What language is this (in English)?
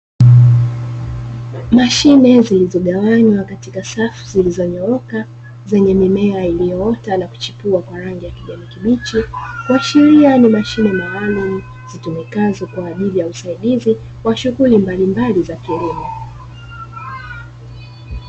Swahili